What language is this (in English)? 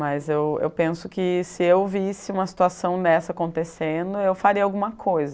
Portuguese